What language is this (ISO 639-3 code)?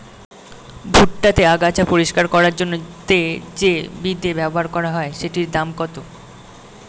ben